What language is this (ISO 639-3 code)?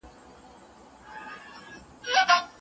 pus